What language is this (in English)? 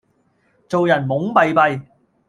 Cantonese